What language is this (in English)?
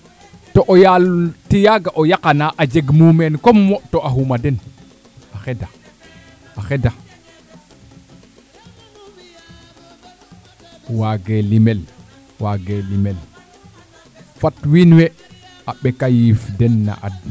Serer